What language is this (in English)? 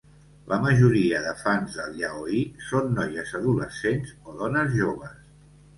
Catalan